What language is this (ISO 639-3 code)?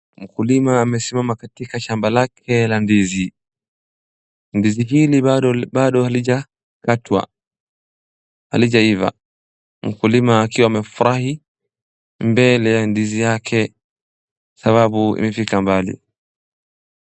swa